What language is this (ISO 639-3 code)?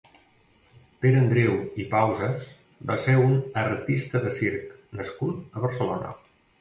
cat